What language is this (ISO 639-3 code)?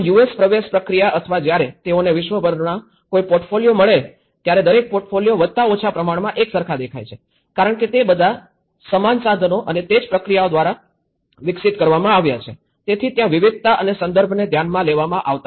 guj